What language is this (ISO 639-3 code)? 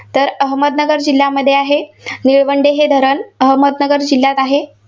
mar